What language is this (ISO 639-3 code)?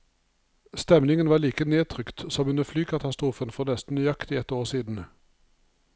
nor